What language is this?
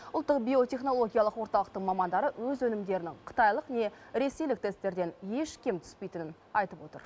Kazakh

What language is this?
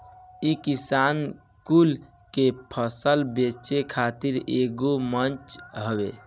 Bhojpuri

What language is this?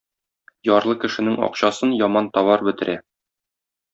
Tatar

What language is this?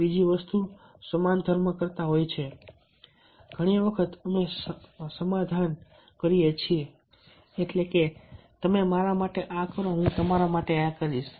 Gujarati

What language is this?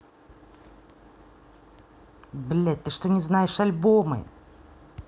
Russian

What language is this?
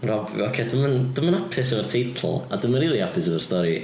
Welsh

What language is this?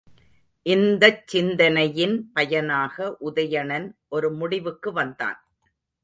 Tamil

